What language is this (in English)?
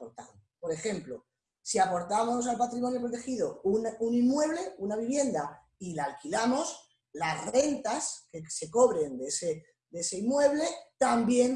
Spanish